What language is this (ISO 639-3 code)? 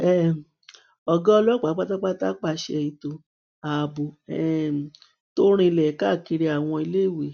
yor